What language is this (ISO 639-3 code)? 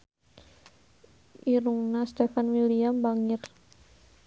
sun